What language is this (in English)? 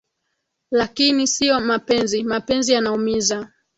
Swahili